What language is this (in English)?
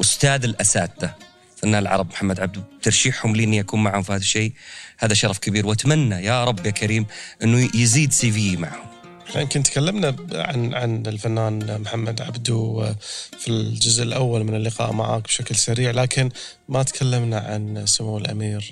Arabic